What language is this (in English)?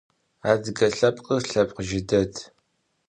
Adyghe